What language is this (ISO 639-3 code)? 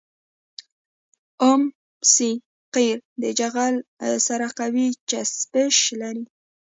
pus